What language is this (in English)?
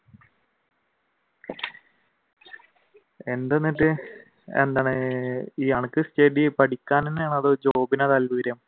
Malayalam